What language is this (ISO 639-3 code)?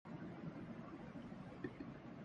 urd